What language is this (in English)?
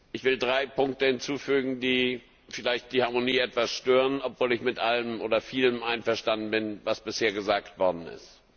German